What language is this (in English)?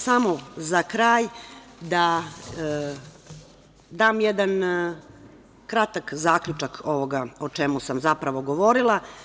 Serbian